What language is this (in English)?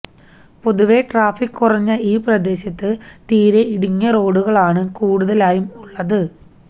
Malayalam